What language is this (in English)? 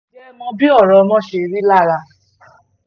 Yoruba